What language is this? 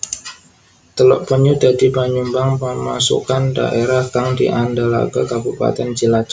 Javanese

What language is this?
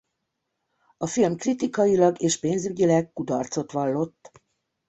Hungarian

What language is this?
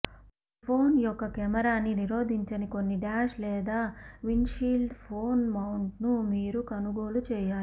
Telugu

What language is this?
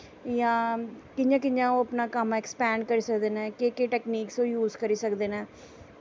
Dogri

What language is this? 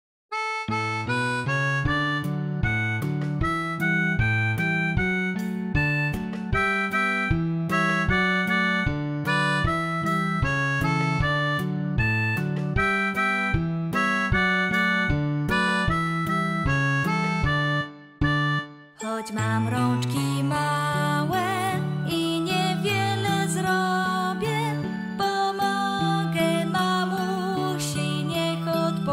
Polish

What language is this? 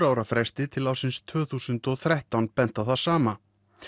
Icelandic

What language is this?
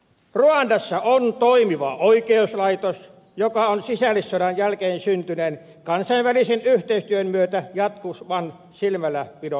Finnish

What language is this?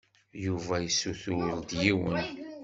Kabyle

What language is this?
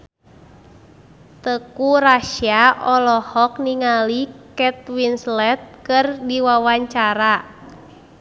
Sundanese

